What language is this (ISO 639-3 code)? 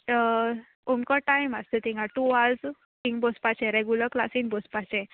kok